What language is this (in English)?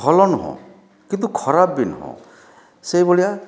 Odia